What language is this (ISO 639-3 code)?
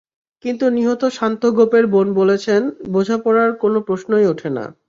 ben